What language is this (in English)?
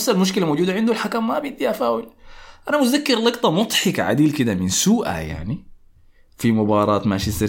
Arabic